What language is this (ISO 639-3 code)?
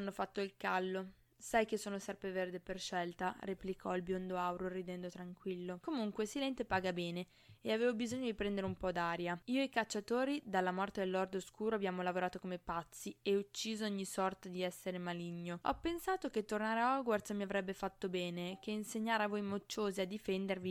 ita